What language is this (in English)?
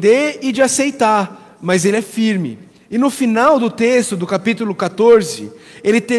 Portuguese